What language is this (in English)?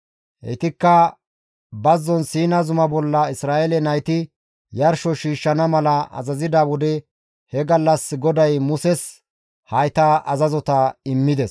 Gamo